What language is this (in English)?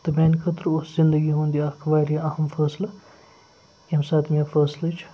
Kashmiri